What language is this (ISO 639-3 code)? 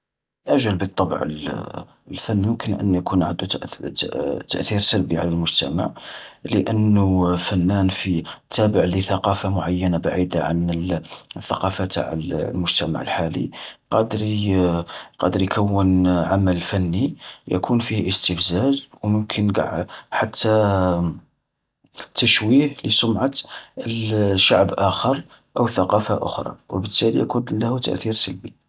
arq